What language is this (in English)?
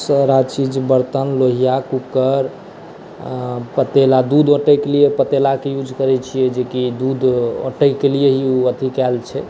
Maithili